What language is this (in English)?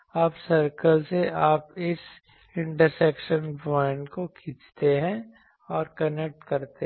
Hindi